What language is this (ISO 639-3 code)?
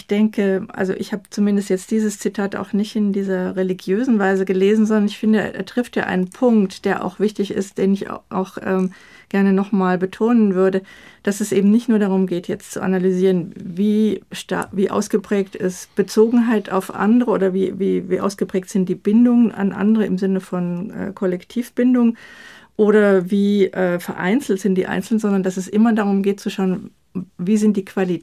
deu